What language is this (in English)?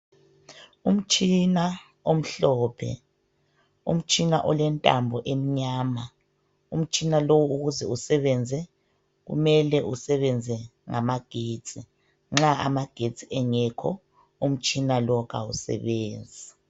North Ndebele